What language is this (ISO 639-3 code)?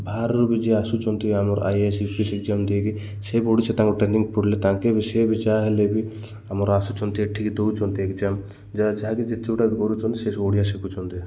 ori